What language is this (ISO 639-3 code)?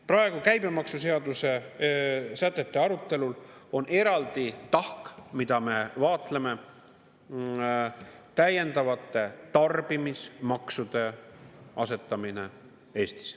est